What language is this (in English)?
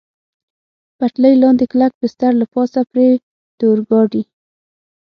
Pashto